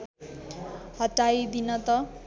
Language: Nepali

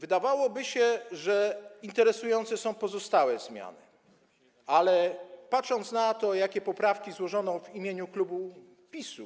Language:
Polish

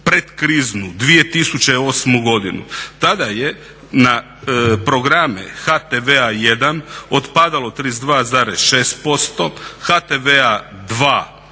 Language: Croatian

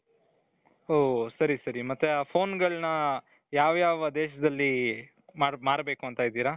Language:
Kannada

